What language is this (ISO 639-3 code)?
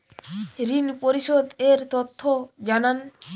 ben